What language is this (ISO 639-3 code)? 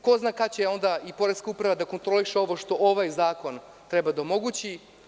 srp